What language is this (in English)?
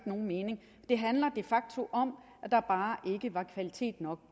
Danish